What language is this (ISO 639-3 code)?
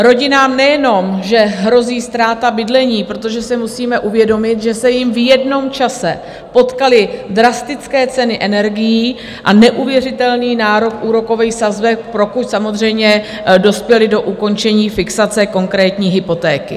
ces